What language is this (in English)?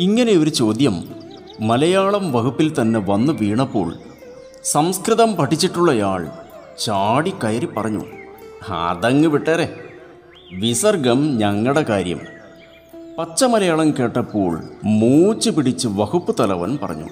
Malayalam